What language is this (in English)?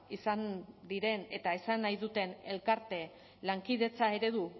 Basque